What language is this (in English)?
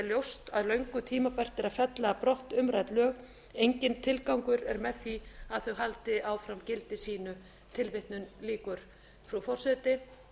Icelandic